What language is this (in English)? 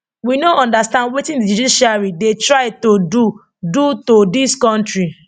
Nigerian Pidgin